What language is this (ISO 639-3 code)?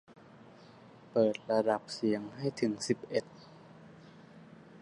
tha